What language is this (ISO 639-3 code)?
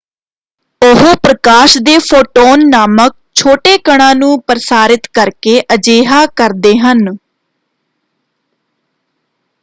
pan